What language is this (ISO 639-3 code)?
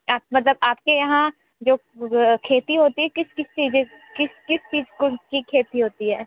hin